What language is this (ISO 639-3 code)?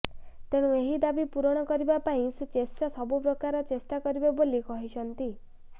ori